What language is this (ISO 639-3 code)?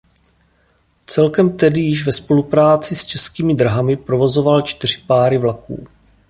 ces